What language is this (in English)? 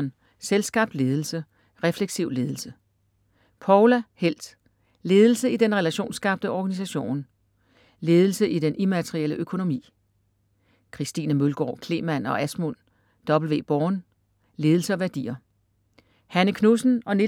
Danish